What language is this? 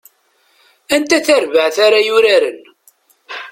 Kabyle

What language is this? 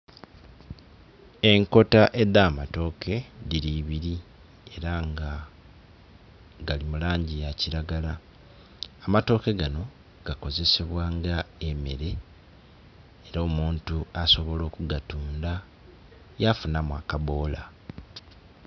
Soga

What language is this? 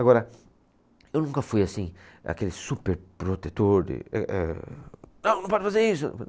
Portuguese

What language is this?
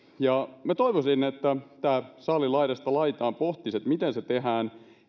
Finnish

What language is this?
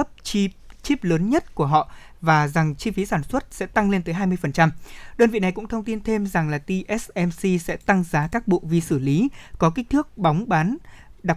Vietnamese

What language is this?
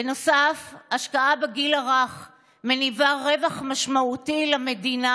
Hebrew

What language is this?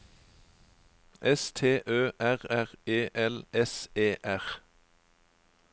Norwegian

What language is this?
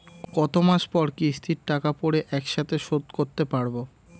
Bangla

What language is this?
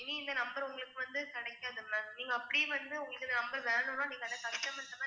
Tamil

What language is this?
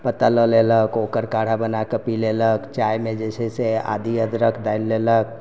Maithili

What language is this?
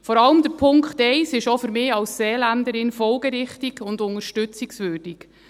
Swiss German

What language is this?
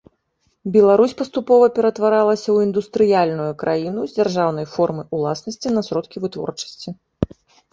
Belarusian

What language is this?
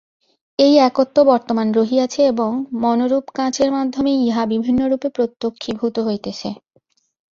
Bangla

